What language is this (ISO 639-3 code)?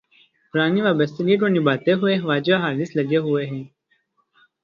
urd